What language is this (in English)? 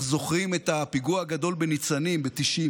Hebrew